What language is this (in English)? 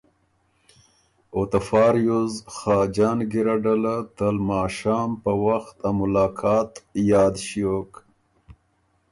Ormuri